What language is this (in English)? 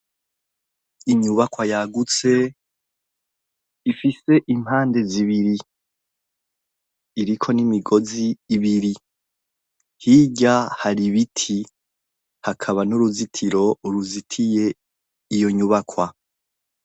Rundi